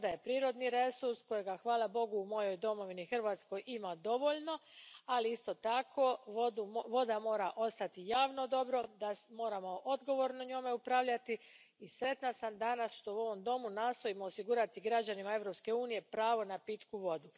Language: Croatian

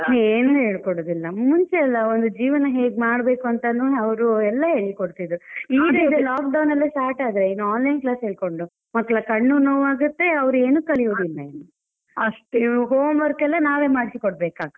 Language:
Kannada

